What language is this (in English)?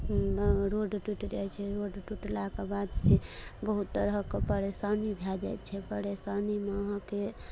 Maithili